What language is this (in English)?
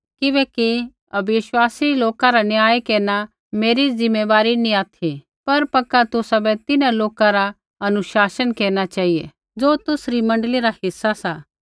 Kullu Pahari